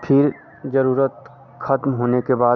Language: Hindi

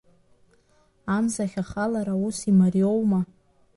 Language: Abkhazian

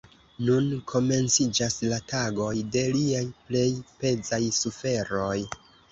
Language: Esperanto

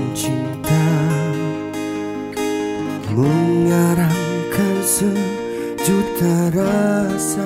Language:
Malay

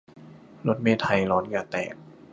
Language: Thai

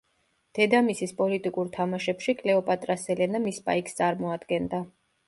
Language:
Georgian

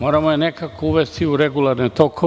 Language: Serbian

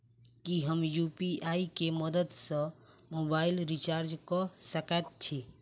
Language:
Maithili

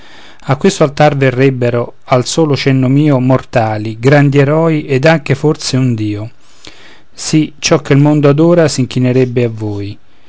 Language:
Italian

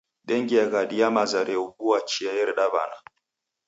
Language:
Taita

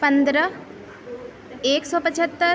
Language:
Urdu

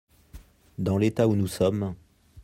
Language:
French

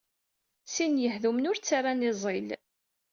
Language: Kabyle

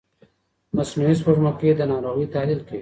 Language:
Pashto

